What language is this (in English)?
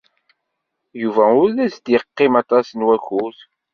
Kabyle